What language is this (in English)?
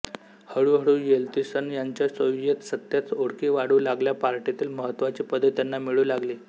Marathi